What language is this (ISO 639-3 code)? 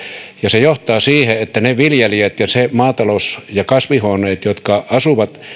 fin